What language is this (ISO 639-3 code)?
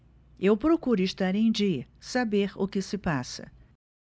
por